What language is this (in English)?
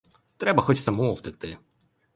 Ukrainian